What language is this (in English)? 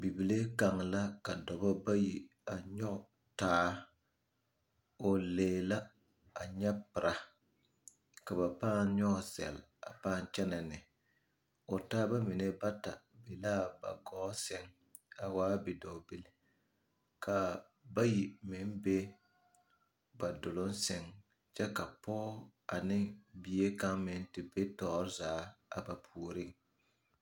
Southern Dagaare